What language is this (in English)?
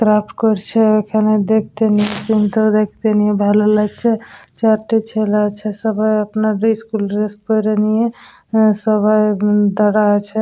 Bangla